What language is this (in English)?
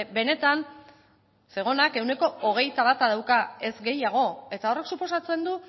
Basque